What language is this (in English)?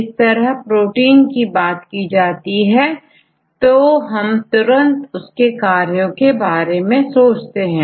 Hindi